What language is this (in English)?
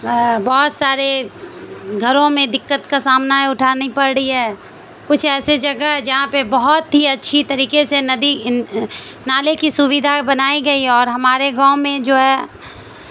Urdu